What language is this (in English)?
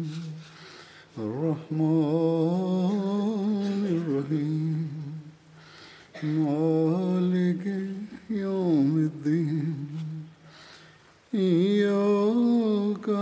Bulgarian